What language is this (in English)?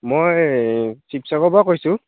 Assamese